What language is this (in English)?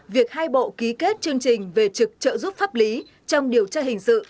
Vietnamese